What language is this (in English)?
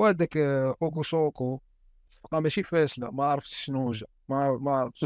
Arabic